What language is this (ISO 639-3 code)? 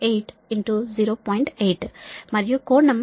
tel